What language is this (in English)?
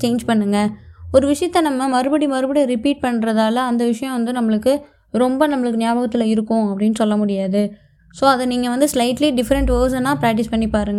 Tamil